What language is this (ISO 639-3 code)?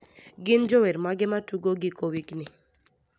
luo